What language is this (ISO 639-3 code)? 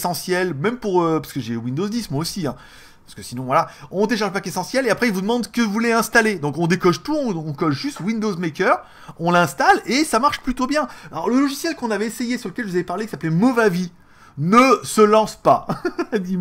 fra